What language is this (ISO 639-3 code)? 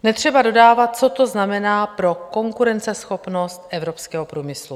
ces